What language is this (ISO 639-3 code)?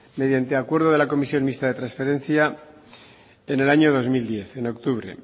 spa